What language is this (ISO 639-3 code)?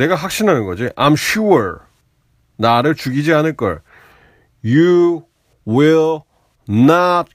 kor